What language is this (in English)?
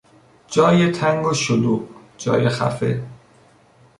Persian